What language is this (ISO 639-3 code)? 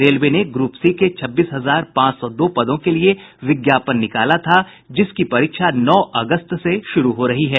hin